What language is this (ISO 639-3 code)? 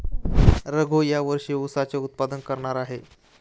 mar